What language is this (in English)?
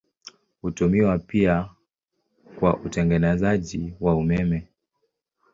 Swahili